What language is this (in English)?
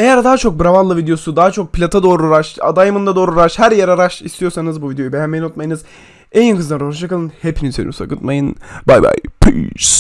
Turkish